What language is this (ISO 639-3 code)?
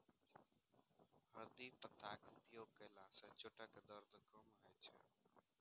mai